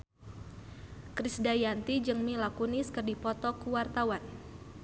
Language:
Sundanese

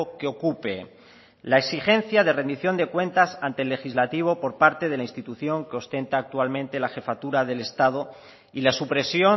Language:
Spanish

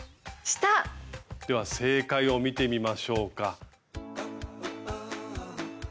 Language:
Japanese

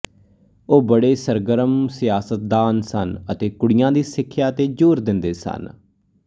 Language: Punjabi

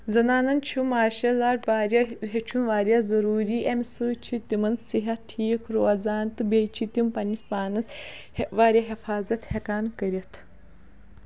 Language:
Kashmiri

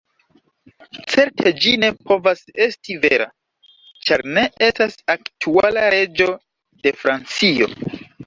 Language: Esperanto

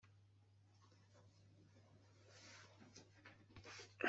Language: Kabyle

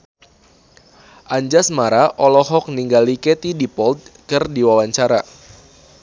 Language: Sundanese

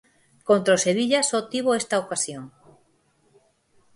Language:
Galician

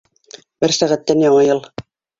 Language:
Bashkir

